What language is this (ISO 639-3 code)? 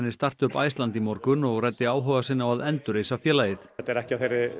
isl